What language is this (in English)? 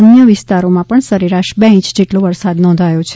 Gujarati